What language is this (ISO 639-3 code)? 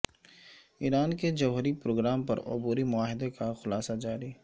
urd